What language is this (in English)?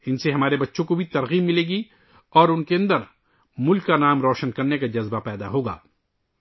Urdu